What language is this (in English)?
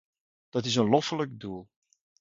Dutch